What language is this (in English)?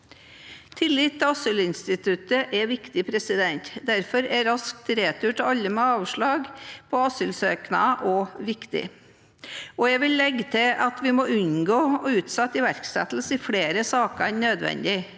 Norwegian